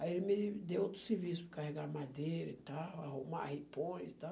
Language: Portuguese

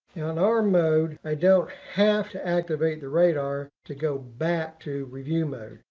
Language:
English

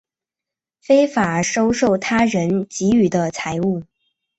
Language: Chinese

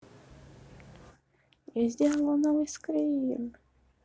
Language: Russian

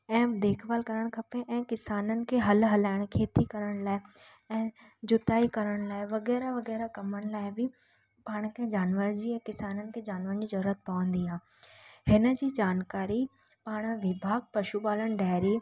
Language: Sindhi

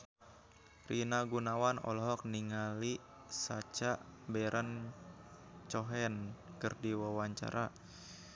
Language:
Sundanese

